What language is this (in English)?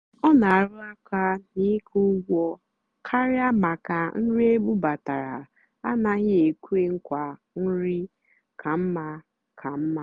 Igbo